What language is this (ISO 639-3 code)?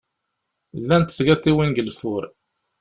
kab